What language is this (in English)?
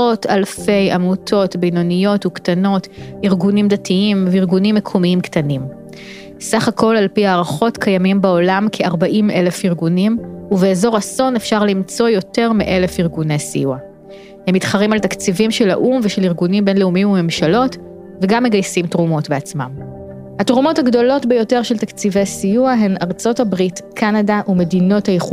Hebrew